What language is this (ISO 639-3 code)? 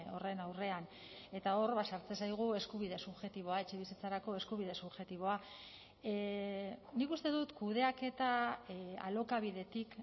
eus